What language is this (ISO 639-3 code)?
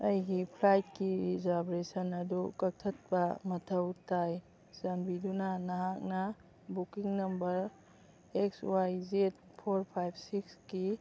mni